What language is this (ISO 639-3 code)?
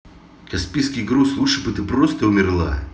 rus